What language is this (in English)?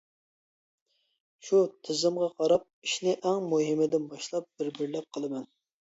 Uyghur